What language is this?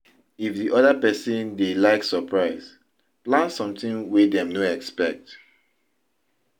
Nigerian Pidgin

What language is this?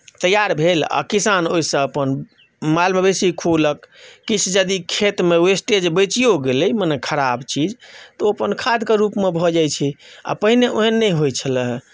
Maithili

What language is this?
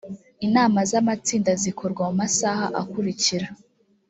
Kinyarwanda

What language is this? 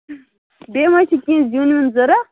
Kashmiri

